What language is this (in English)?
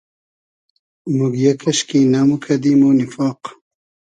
Hazaragi